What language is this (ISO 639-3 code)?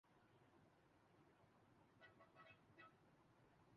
urd